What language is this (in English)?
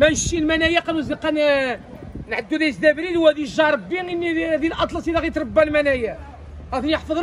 Arabic